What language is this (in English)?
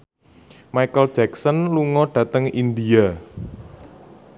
Javanese